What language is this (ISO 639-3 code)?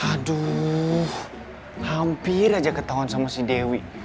ind